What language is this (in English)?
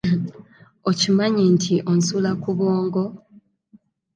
Ganda